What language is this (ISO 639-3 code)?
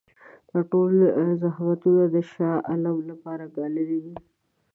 pus